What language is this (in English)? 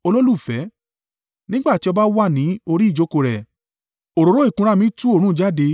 Yoruba